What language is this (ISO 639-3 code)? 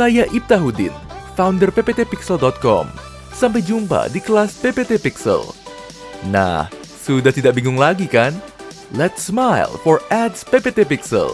ind